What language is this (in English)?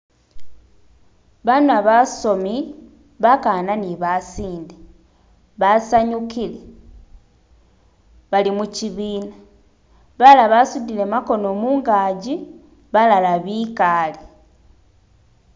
Masaaba